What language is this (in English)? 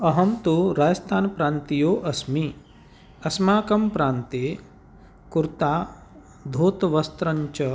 Sanskrit